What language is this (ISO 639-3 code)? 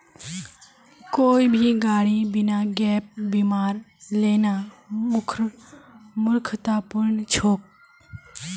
mag